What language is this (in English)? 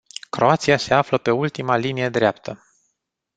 Romanian